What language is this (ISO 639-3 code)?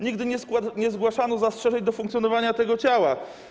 pol